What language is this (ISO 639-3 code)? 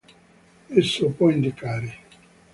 ita